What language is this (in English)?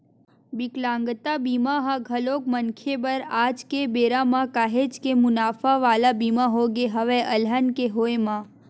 Chhattisgarhi